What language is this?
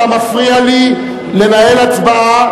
Hebrew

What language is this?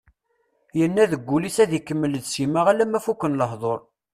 Kabyle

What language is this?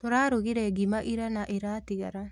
Kikuyu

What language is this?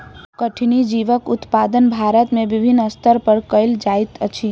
Maithili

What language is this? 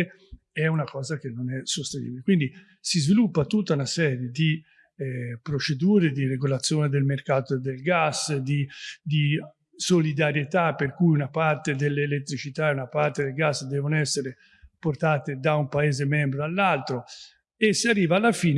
Italian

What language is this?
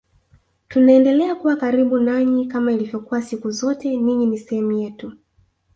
Swahili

